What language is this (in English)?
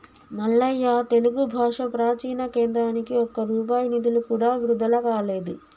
Telugu